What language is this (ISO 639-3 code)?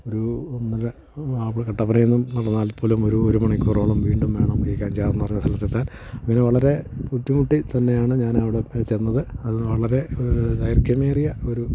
mal